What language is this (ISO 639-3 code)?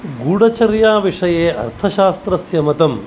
san